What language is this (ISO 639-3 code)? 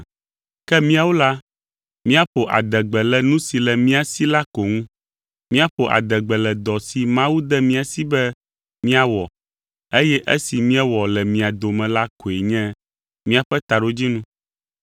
ewe